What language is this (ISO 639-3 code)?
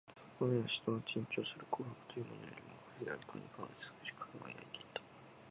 jpn